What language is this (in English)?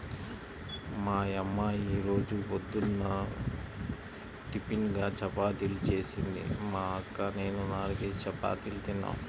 Telugu